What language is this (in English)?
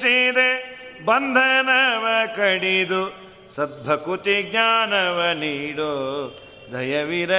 Kannada